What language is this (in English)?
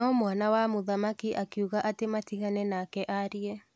Kikuyu